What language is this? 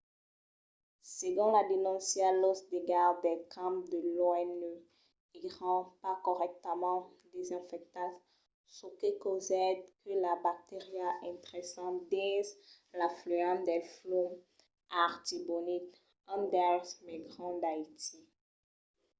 Occitan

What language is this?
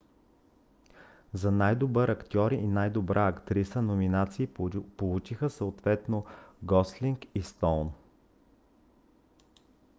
Bulgarian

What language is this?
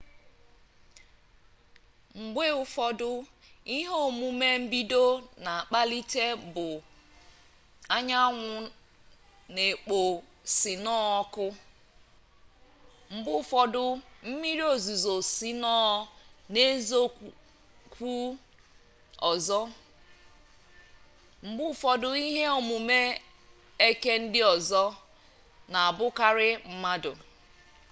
Igbo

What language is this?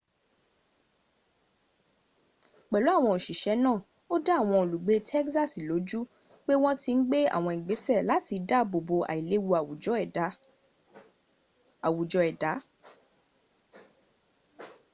Yoruba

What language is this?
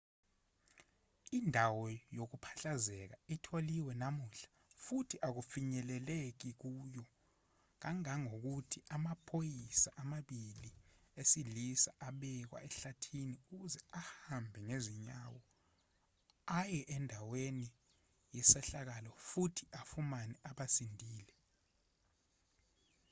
Zulu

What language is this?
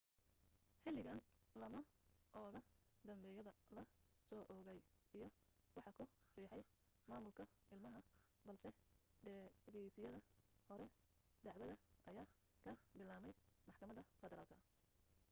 Somali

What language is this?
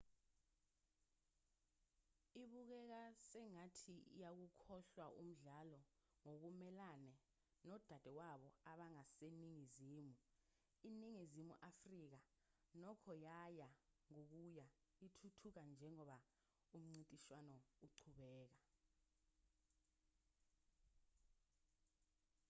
Zulu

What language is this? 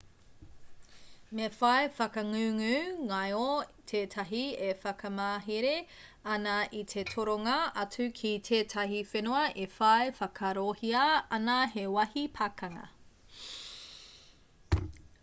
Māori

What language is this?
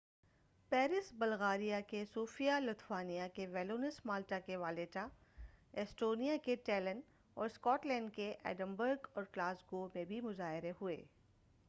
Urdu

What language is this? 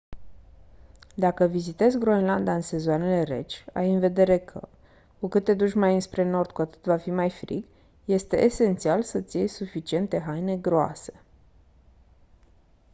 Romanian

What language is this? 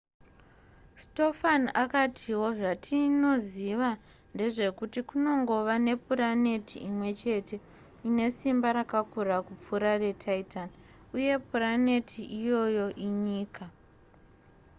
Shona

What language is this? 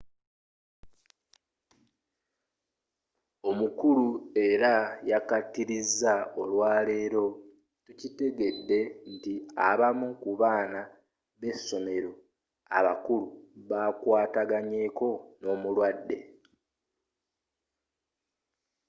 Ganda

